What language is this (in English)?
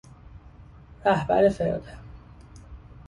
Persian